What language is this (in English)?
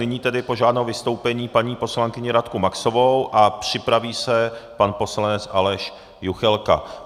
Czech